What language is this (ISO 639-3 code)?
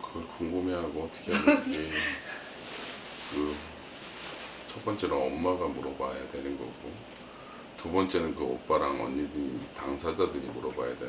kor